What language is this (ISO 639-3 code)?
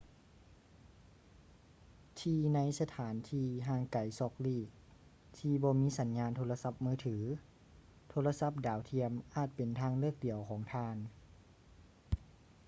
lao